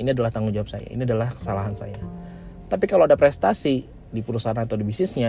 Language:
Indonesian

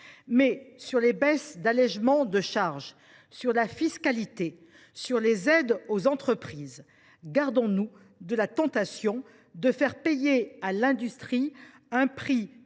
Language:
French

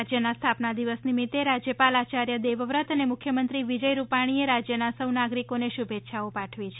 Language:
Gujarati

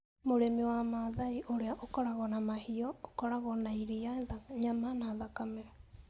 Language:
Kikuyu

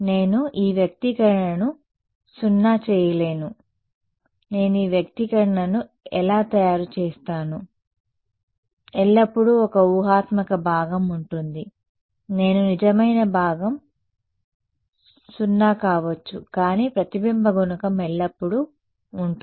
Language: Telugu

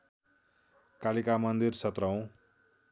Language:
Nepali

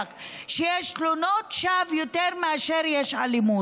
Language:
Hebrew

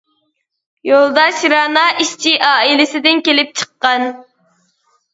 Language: Uyghur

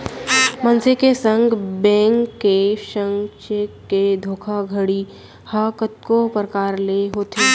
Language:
Chhattisgarhi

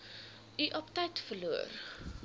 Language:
Afrikaans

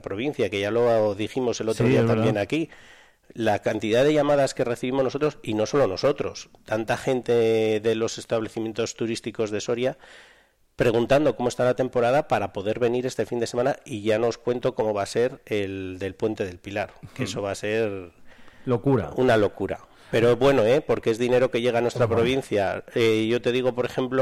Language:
Spanish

